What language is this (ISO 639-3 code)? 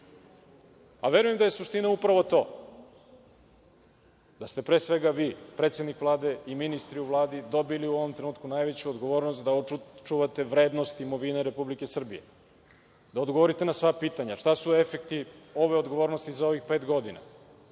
srp